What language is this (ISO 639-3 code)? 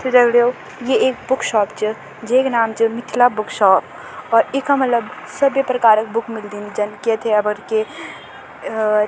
gbm